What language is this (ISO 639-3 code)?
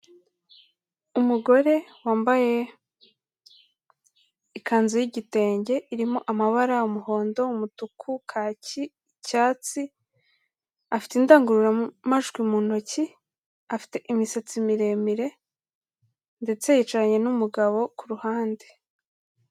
kin